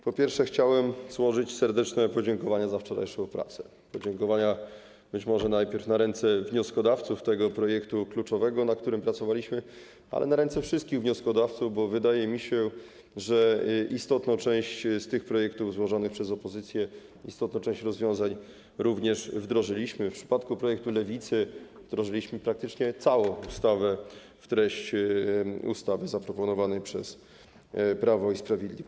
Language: Polish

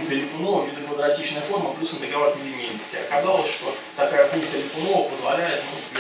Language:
Russian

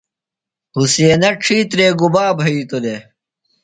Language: Phalura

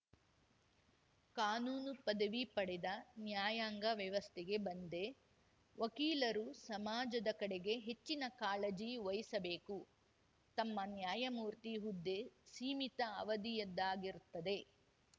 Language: Kannada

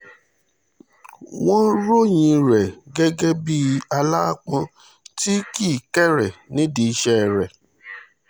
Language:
Yoruba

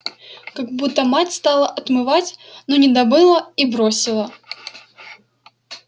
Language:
Russian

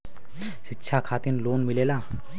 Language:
Bhojpuri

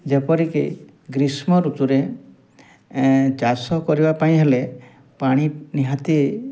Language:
Odia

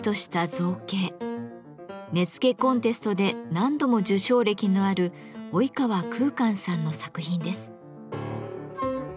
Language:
Japanese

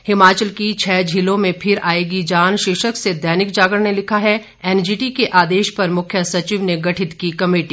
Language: Hindi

